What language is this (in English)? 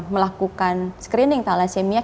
Indonesian